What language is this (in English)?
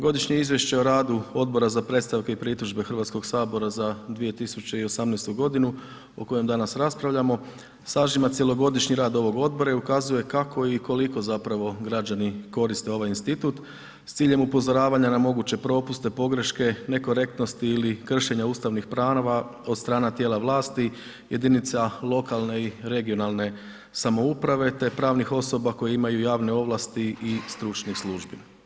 Croatian